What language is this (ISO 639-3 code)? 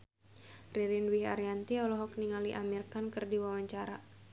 sun